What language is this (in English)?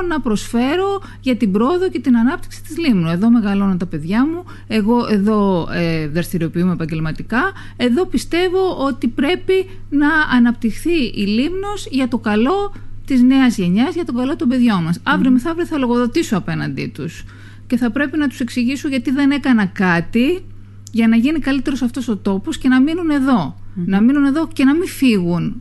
Greek